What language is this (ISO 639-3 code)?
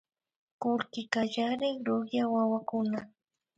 qvi